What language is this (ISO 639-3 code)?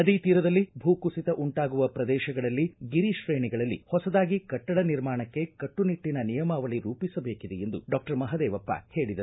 kan